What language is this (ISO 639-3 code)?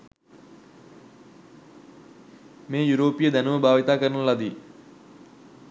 sin